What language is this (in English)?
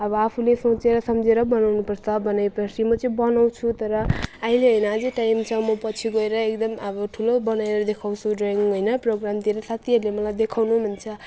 Nepali